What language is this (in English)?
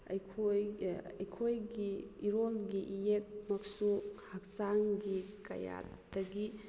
Manipuri